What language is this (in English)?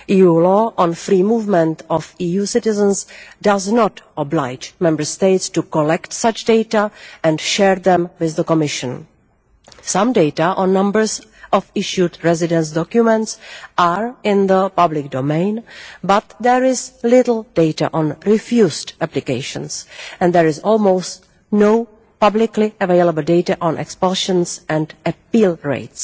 English